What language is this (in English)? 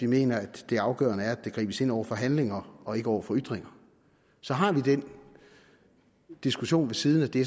Danish